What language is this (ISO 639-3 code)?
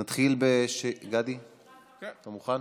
heb